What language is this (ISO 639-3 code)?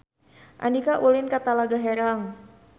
sun